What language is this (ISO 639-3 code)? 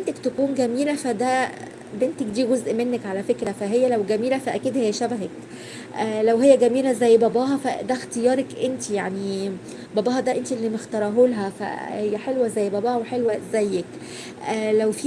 ara